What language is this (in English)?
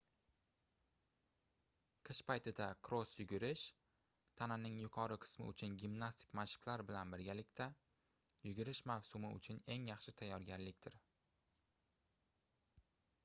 Uzbek